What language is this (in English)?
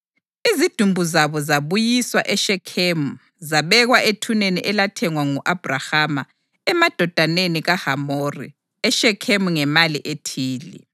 North Ndebele